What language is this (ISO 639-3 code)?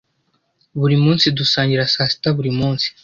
kin